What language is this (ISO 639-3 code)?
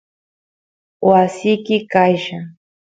qus